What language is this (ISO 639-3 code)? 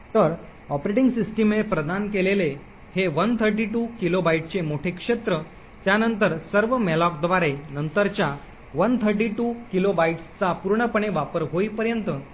mar